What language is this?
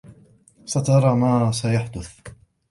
Arabic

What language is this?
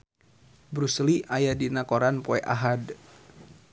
Sundanese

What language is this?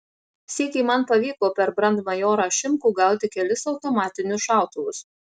Lithuanian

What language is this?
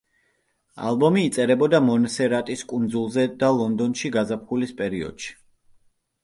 Georgian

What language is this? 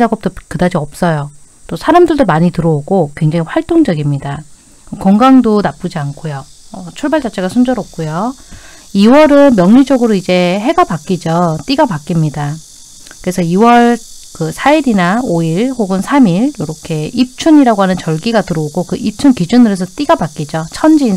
Korean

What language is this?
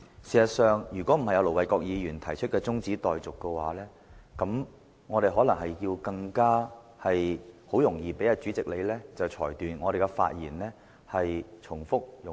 Cantonese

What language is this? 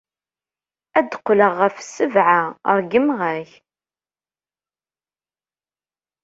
Kabyle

